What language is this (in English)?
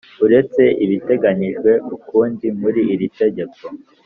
Kinyarwanda